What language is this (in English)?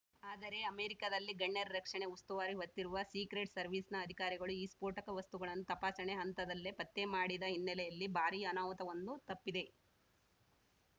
Kannada